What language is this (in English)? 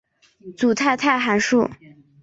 Chinese